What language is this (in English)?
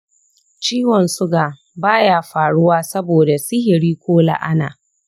Hausa